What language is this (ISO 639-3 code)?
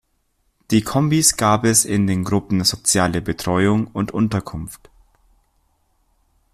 deu